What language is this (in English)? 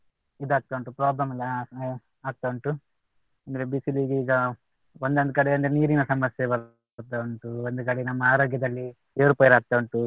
Kannada